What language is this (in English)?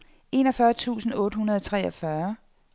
Danish